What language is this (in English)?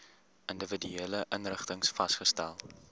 Afrikaans